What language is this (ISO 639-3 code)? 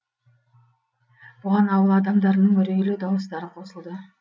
kaz